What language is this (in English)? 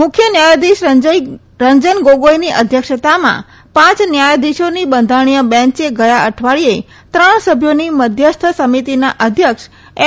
Gujarati